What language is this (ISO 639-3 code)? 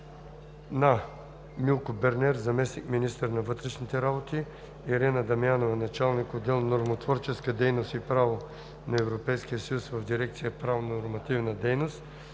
bul